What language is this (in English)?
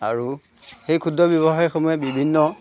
Assamese